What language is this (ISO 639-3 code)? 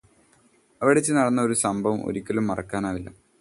mal